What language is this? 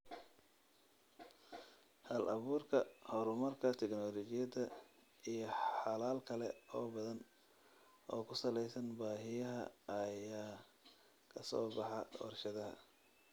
Somali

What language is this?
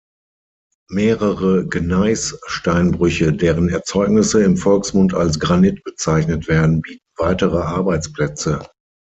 German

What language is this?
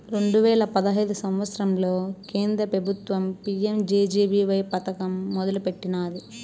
Telugu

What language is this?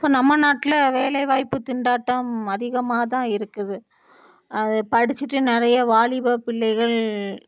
Tamil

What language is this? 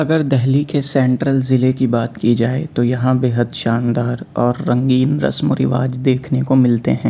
Urdu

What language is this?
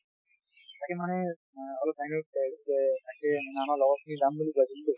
Assamese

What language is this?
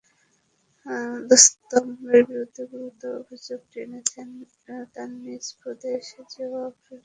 Bangla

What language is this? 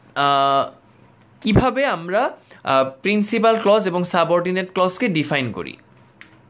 Bangla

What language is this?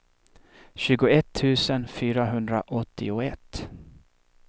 Swedish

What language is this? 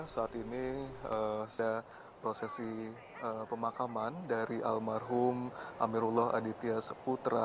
Indonesian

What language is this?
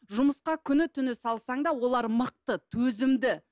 Kazakh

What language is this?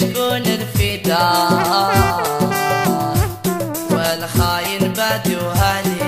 Arabic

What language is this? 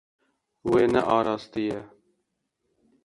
Kurdish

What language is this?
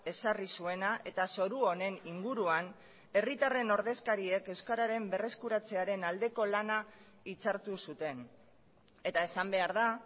Basque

